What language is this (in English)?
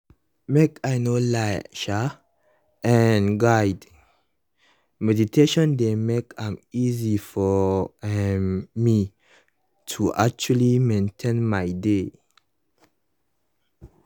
Nigerian Pidgin